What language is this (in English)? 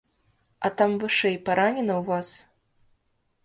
Belarusian